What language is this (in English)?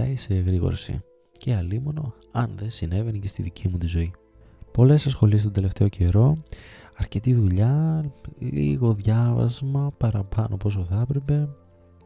Greek